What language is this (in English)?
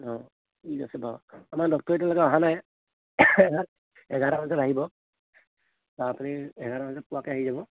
Assamese